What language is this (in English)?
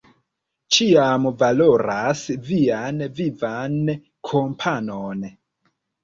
Esperanto